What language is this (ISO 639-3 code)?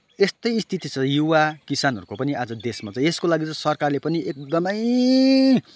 nep